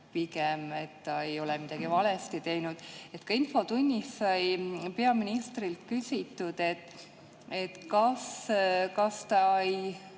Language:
Estonian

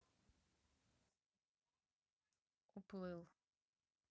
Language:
Russian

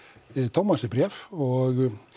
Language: Icelandic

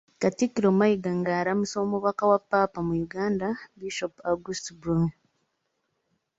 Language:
Ganda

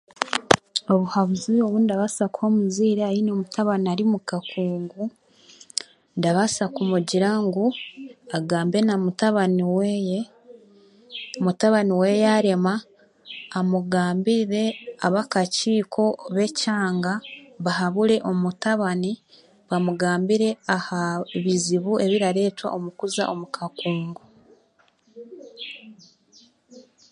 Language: Chiga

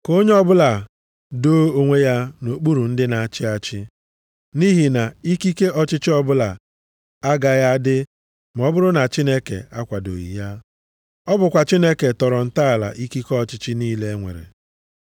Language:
Igbo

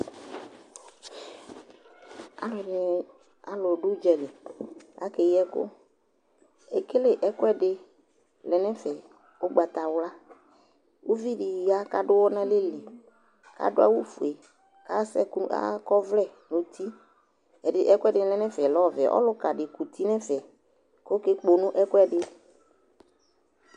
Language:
Ikposo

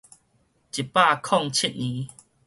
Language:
Min Nan Chinese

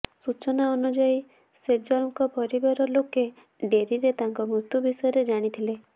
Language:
Odia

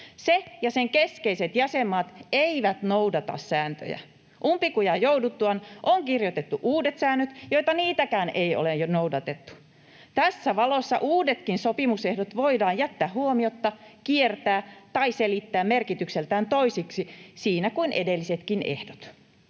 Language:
Finnish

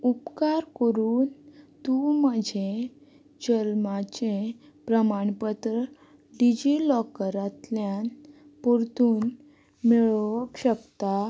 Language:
Konkani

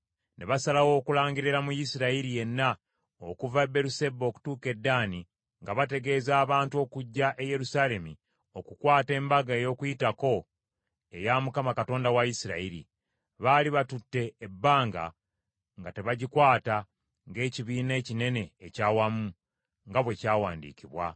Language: Ganda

